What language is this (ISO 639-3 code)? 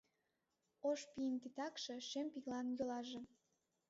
chm